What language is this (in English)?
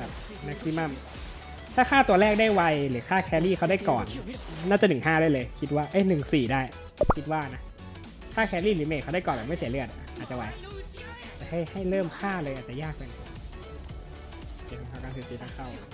Thai